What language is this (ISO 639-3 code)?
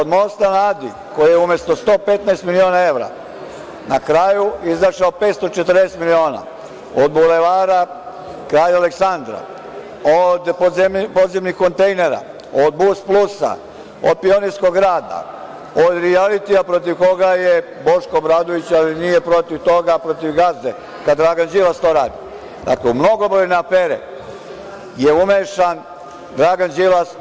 srp